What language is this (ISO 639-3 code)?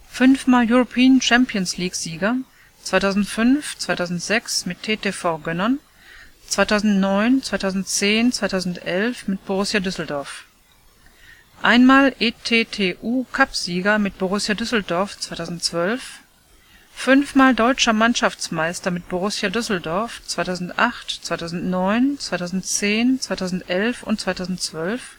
deu